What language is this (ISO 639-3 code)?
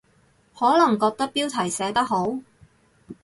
yue